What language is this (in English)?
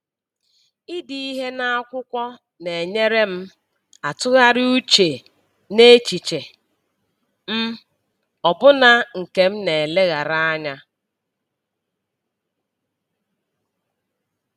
Igbo